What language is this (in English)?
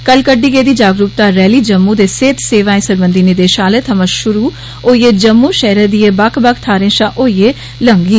Dogri